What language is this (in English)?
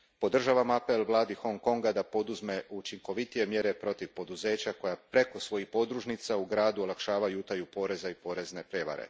Croatian